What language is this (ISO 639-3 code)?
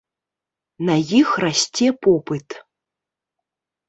bel